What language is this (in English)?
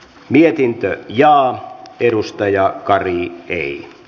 Finnish